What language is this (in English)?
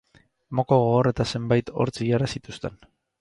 Basque